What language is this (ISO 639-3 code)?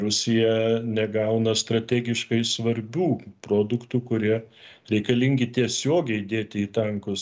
lit